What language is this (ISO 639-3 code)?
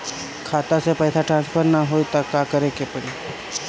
bho